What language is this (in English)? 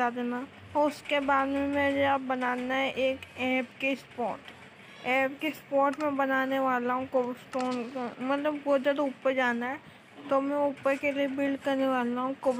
Hindi